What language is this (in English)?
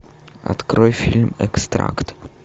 Russian